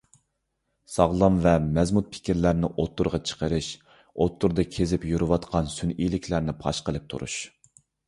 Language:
Uyghur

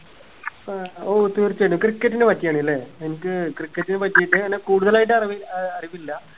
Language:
Malayalam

